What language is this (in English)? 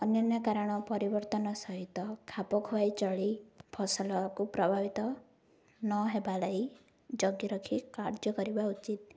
Odia